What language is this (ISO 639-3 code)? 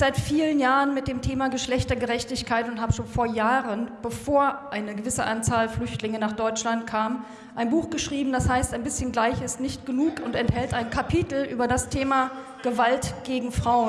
deu